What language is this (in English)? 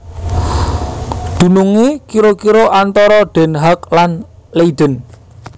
Javanese